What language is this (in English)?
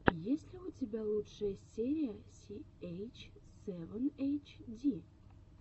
Russian